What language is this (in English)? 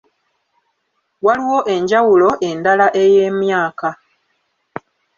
Ganda